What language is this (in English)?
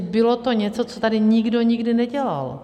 Czech